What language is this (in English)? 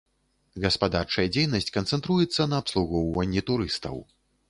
Belarusian